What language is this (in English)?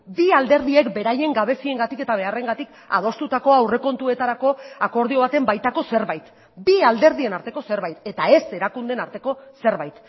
Basque